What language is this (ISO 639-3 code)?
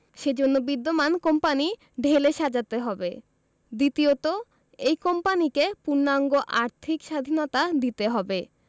ben